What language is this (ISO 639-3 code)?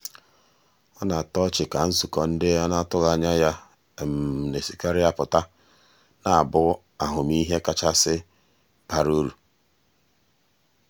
ibo